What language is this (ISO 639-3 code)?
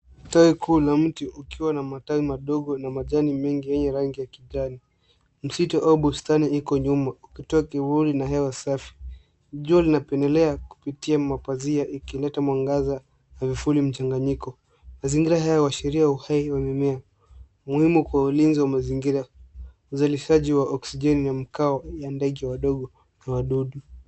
swa